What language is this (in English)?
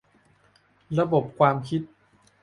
Thai